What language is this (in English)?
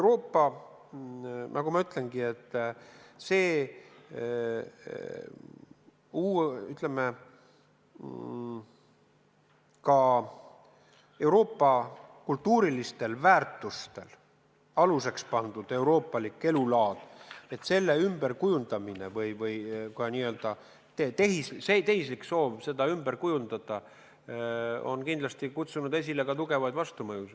Estonian